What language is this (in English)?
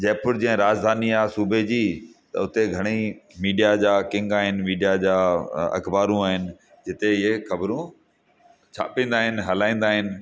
Sindhi